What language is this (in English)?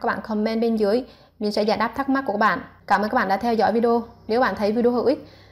Vietnamese